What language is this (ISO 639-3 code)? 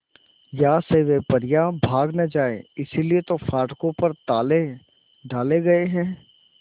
hin